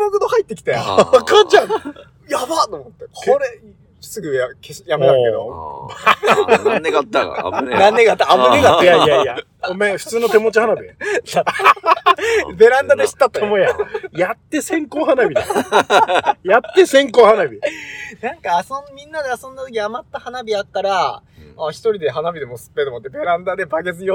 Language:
Japanese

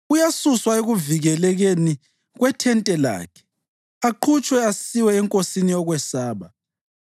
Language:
North Ndebele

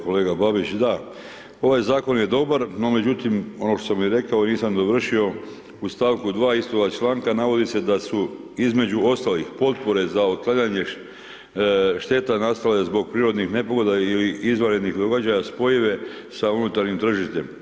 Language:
Croatian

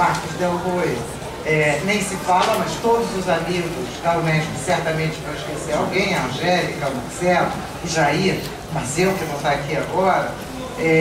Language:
Portuguese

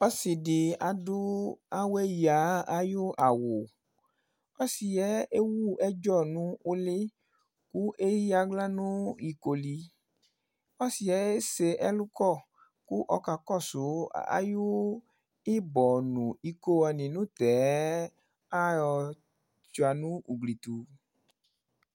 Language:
Ikposo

